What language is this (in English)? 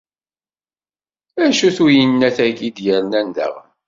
Kabyle